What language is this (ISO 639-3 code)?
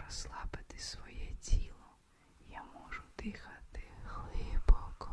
ukr